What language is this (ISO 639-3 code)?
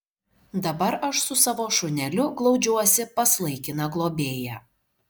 lit